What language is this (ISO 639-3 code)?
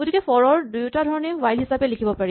asm